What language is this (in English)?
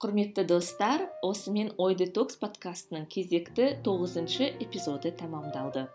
Kazakh